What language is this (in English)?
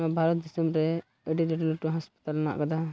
Santali